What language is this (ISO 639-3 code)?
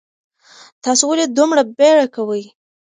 pus